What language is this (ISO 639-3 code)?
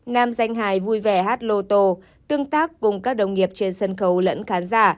vie